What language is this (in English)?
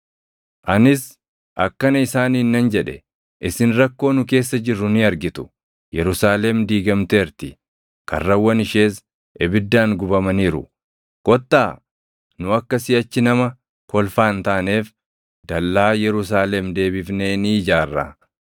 Oromo